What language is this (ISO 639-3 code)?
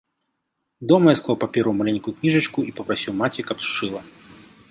bel